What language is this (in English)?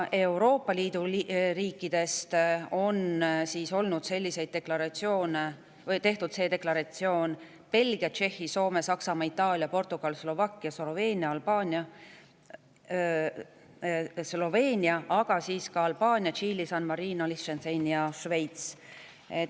Estonian